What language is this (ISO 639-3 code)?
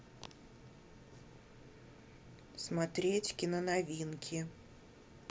rus